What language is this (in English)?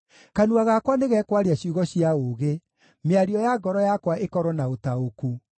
Kikuyu